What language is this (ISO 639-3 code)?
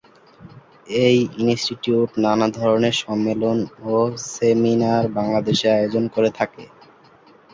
ben